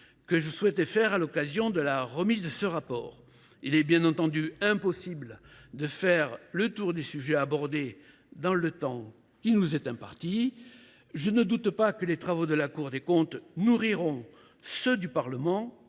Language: French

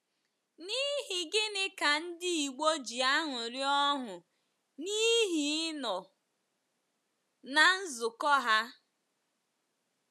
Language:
Igbo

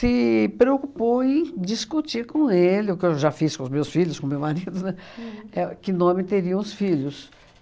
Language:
Portuguese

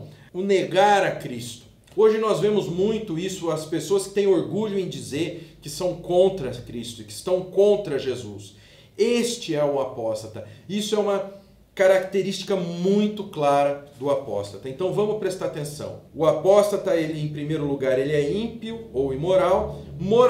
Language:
Portuguese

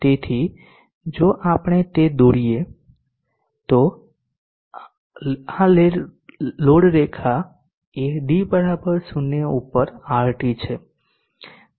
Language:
Gujarati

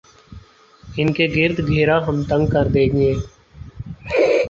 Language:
Urdu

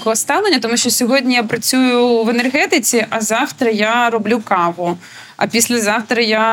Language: Ukrainian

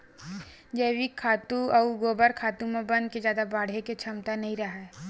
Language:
Chhattisgarhi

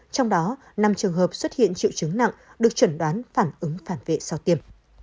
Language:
Vietnamese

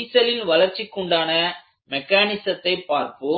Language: Tamil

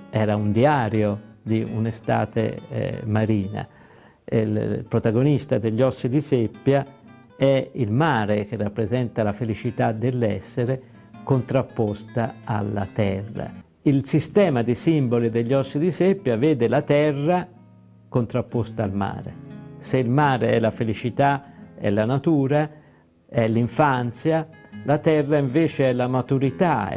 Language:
Italian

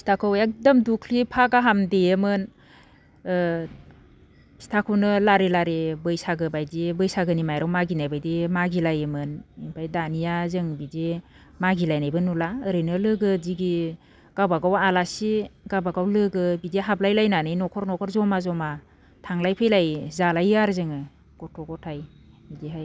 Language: Bodo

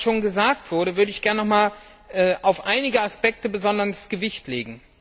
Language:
German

